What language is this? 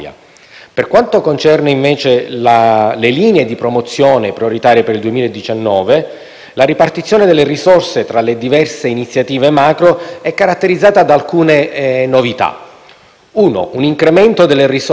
Italian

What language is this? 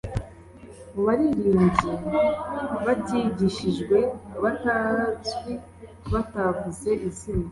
Kinyarwanda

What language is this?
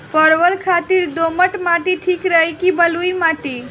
Bhojpuri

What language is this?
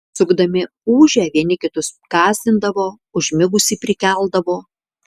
Lithuanian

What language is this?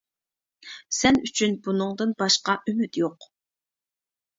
Uyghur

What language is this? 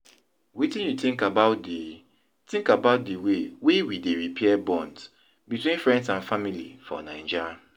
Nigerian Pidgin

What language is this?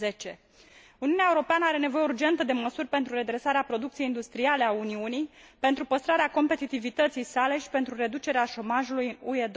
Romanian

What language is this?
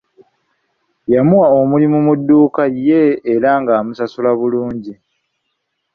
Ganda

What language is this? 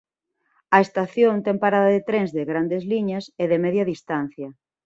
Galician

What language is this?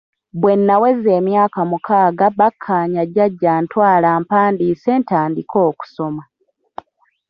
Ganda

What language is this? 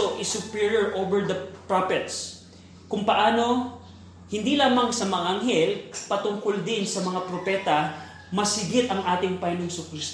Filipino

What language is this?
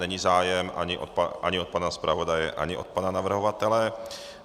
Czech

